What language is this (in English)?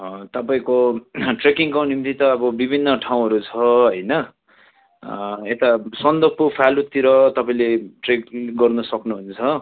Nepali